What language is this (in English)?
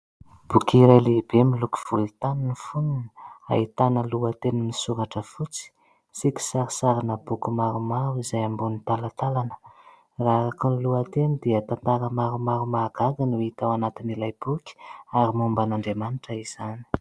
Malagasy